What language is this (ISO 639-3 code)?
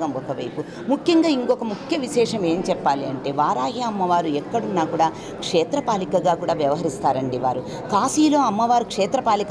tel